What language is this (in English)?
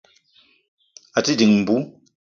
Eton (Cameroon)